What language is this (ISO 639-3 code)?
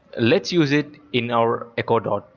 eng